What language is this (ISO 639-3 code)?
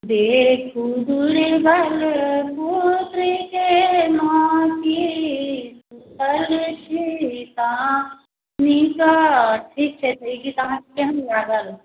mai